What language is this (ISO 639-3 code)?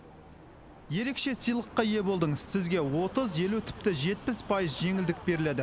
kaz